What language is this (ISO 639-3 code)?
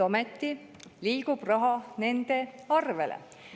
est